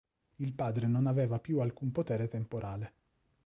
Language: Italian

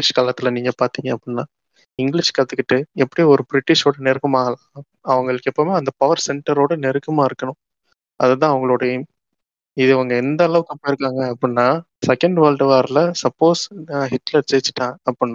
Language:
Tamil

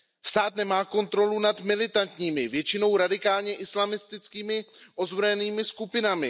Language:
Czech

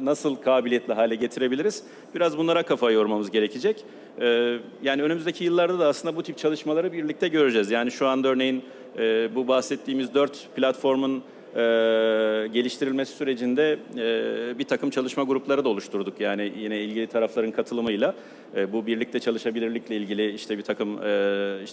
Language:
Turkish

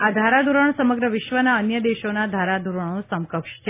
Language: Gujarati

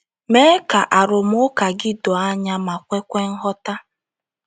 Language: Igbo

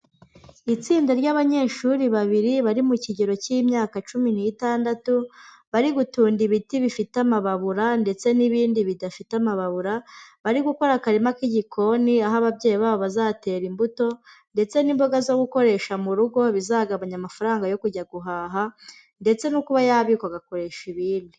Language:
Kinyarwanda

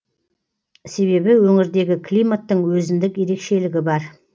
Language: Kazakh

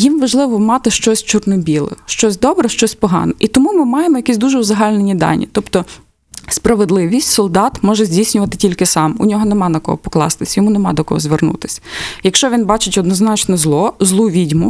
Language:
Ukrainian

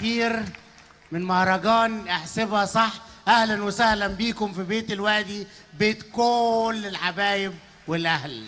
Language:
Arabic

